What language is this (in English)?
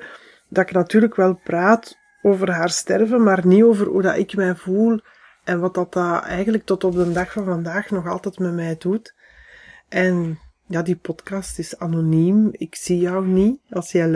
Dutch